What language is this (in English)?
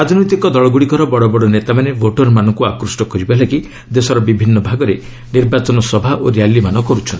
Odia